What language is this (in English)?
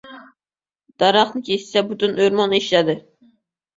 Uzbek